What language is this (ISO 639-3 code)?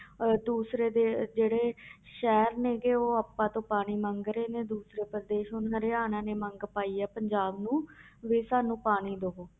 pan